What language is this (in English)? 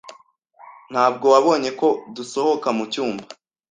Kinyarwanda